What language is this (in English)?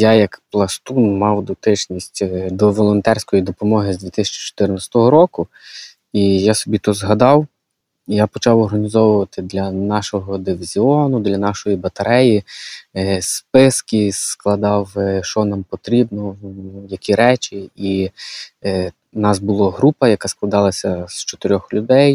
Ukrainian